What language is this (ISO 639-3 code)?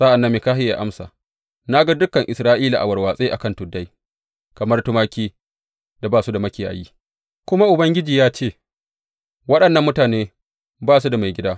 hau